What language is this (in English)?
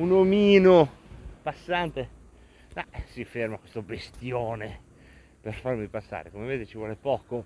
Italian